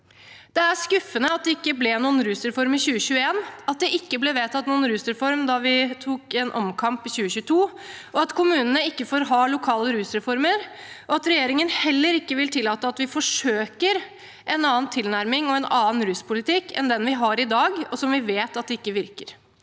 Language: Norwegian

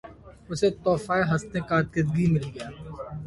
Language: Urdu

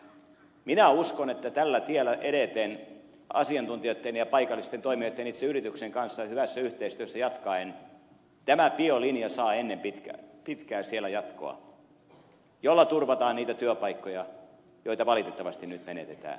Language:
Finnish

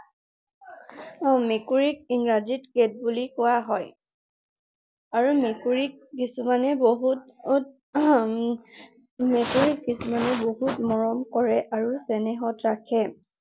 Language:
Assamese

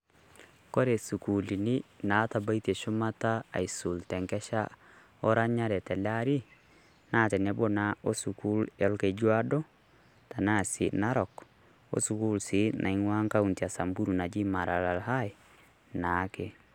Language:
Masai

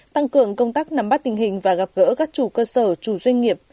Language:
Vietnamese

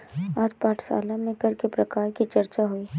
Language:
Hindi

